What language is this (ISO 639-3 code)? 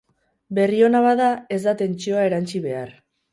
eus